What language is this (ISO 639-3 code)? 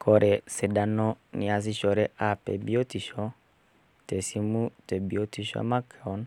mas